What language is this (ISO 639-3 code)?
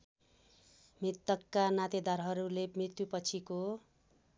nep